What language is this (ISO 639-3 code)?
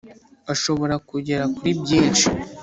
kin